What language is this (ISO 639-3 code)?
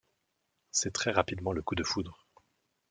fra